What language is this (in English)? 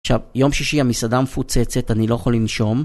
Hebrew